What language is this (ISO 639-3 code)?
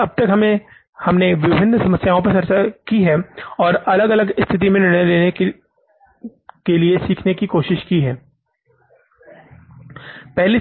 hin